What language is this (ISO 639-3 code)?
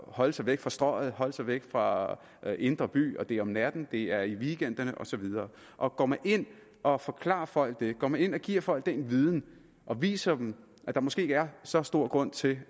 dan